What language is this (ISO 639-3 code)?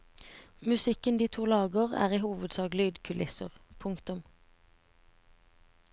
nor